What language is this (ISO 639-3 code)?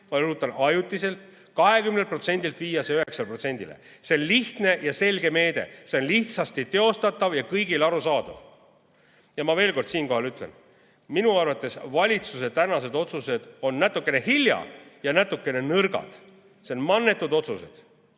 est